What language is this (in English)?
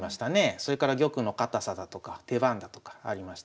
Japanese